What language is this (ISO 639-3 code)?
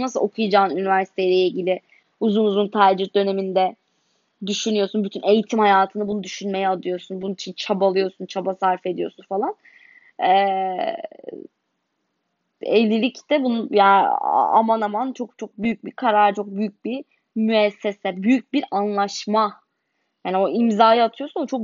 tur